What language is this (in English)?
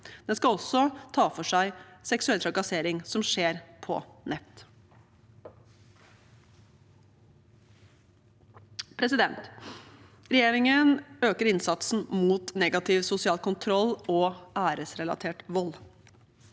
Norwegian